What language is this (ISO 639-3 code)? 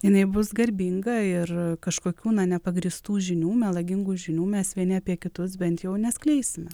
lit